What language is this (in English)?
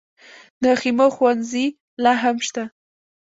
Pashto